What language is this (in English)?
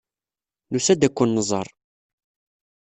Kabyle